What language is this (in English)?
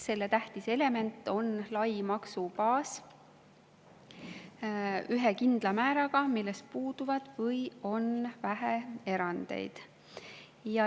Estonian